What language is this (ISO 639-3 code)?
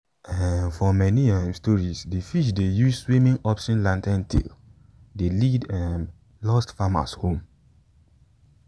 pcm